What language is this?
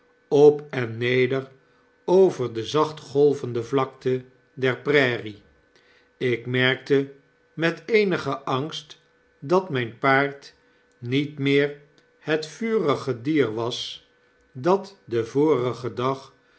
Dutch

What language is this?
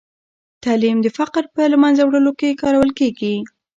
Pashto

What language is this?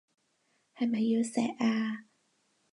Cantonese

